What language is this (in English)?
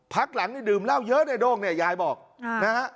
Thai